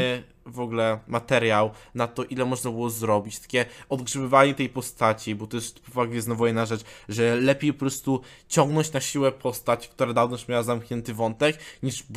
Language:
Polish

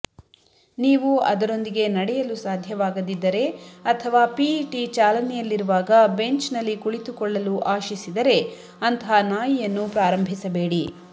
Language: Kannada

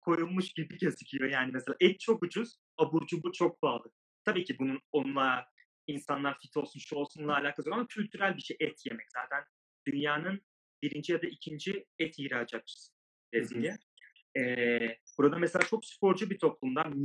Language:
Turkish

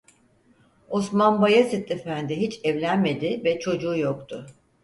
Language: Turkish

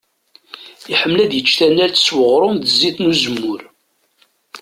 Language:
Kabyle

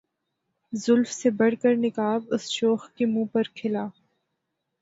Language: Urdu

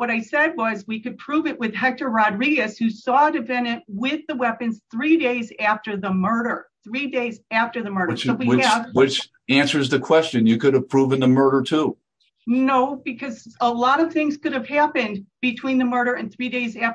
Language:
English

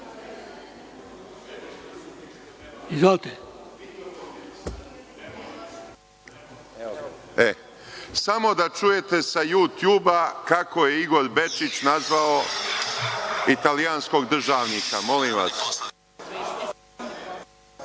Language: Serbian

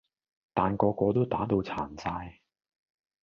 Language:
Cantonese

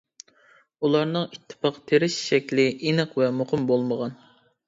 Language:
Uyghur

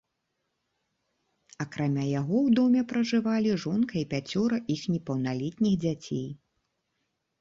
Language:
Belarusian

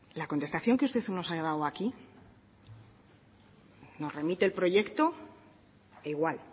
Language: Spanish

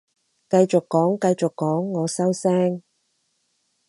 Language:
Cantonese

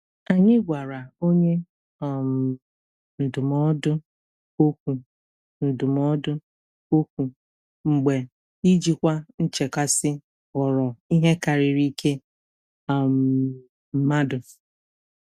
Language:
Igbo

